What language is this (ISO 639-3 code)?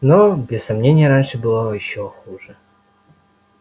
rus